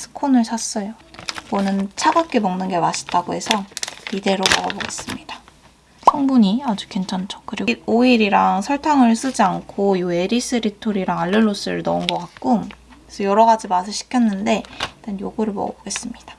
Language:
Korean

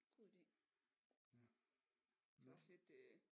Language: Danish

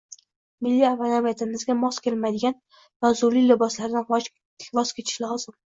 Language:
Uzbek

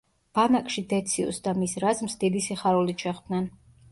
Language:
Georgian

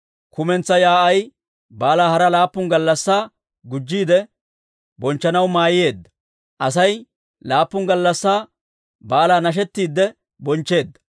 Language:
Dawro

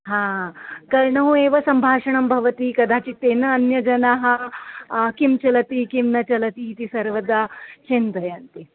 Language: Sanskrit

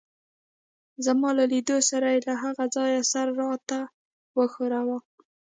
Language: Pashto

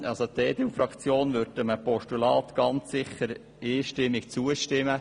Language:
Swiss German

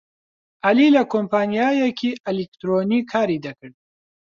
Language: Central Kurdish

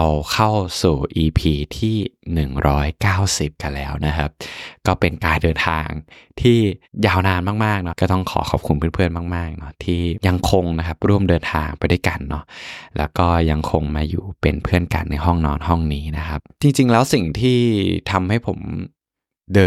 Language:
Thai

